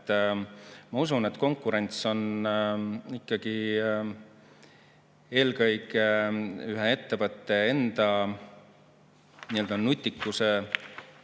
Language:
Estonian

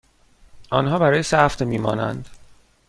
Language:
Persian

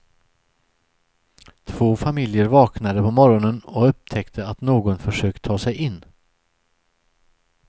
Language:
Swedish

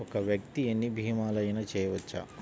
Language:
Telugu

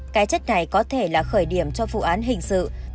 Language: Vietnamese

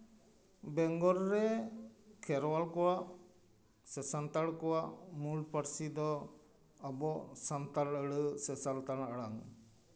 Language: Santali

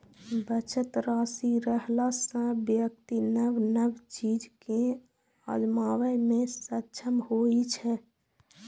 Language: Maithili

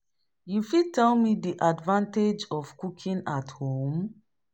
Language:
Nigerian Pidgin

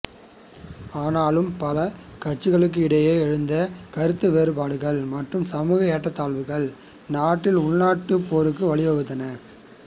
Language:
Tamil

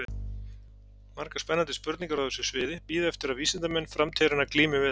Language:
Icelandic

